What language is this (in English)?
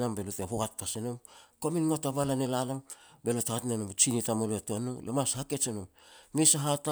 Petats